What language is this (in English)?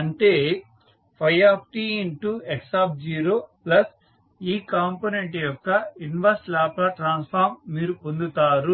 Telugu